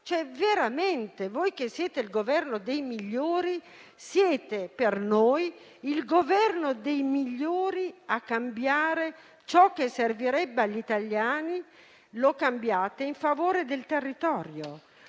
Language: Italian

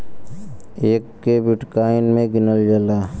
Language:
Bhojpuri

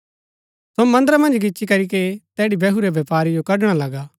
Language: Gaddi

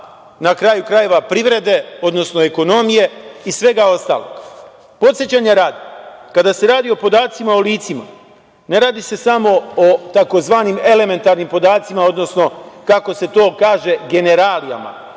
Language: Serbian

